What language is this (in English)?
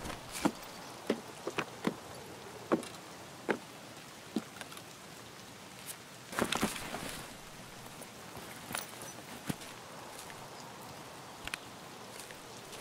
Russian